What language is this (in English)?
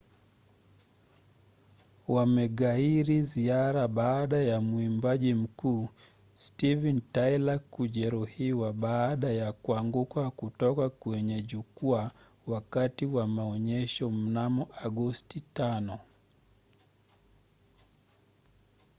Swahili